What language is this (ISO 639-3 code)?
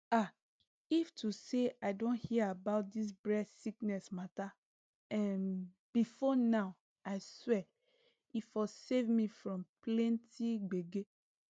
pcm